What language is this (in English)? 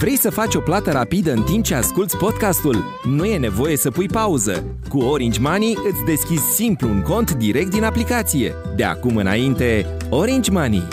Romanian